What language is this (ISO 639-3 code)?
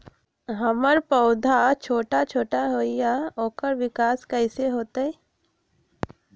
mag